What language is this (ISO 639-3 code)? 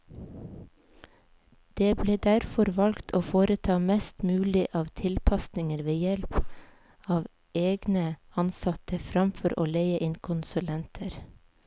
nor